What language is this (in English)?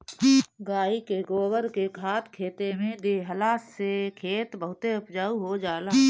Bhojpuri